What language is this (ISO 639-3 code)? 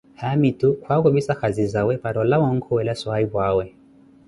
eko